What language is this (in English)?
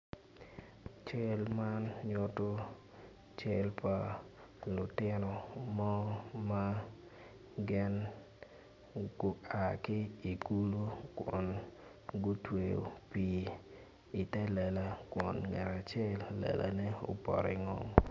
Acoli